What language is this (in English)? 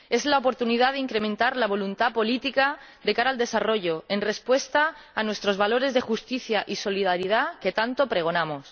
Spanish